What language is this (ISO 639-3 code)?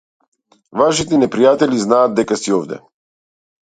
mkd